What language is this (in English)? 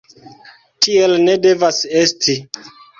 Esperanto